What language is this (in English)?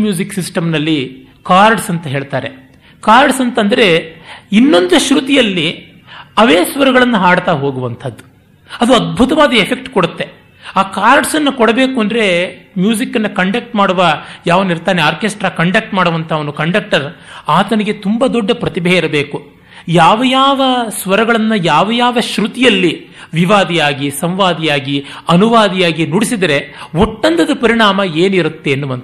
Kannada